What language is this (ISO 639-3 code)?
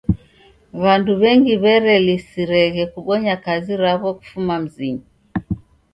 dav